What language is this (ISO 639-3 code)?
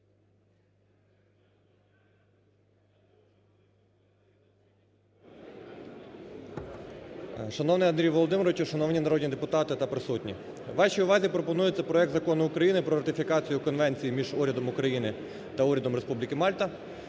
ukr